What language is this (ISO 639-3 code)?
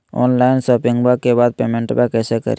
mag